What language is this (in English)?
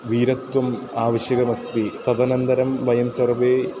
Sanskrit